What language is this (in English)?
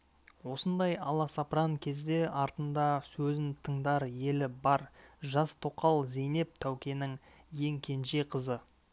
Kazakh